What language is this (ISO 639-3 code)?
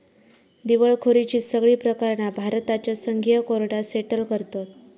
mar